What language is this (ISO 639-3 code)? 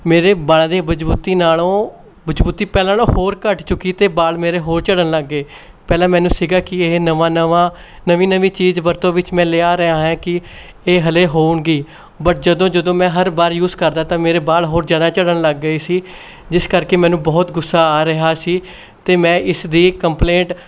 pan